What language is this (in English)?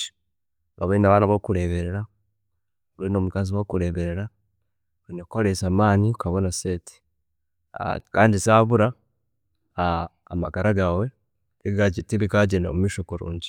Chiga